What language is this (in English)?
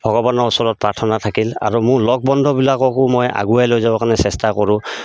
Assamese